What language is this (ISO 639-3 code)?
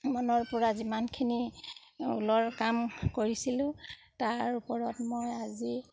asm